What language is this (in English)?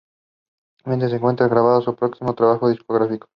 Spanish